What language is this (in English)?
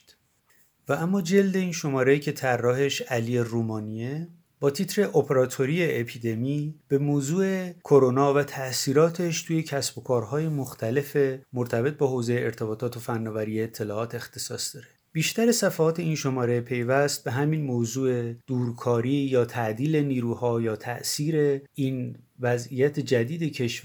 Persian